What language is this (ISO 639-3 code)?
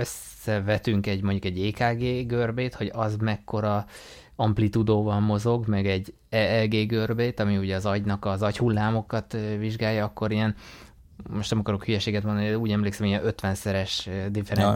hun